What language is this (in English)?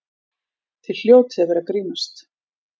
Icelandic